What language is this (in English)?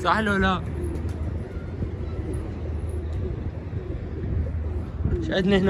Arabic